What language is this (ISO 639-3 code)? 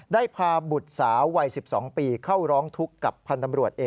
tha